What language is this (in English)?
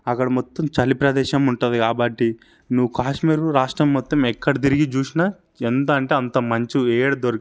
Telugu